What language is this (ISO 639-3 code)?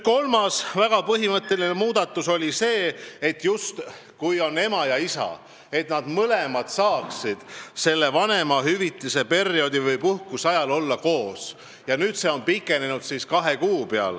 est